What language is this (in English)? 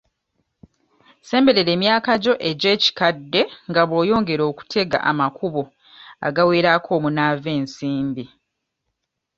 Ganda